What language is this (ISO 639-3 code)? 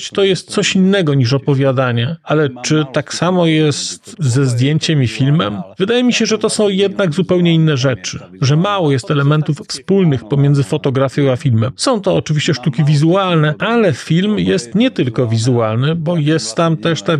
pol